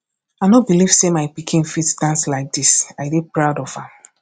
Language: Nigerian Pidgin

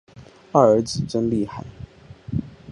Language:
Chinese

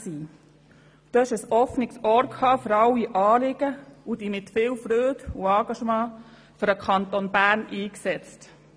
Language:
Swiss German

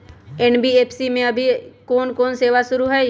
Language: Magahi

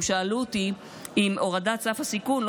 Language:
Hebrew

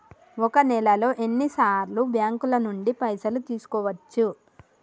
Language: Telugu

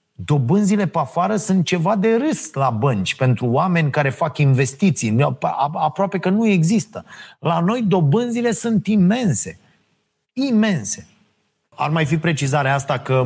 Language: Romanian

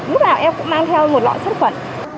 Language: Vietnamese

